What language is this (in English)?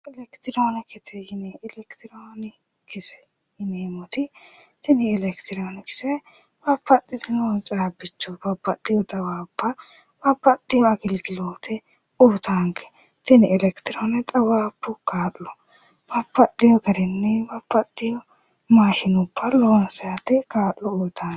Sidamo